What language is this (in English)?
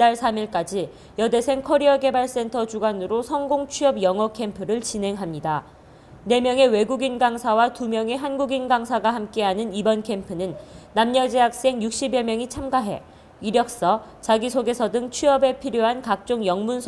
Korean